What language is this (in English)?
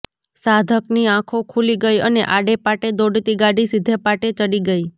Gujarati